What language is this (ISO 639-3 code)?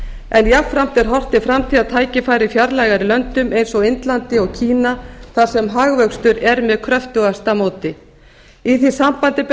isl